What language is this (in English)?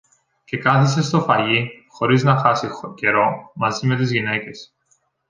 Greek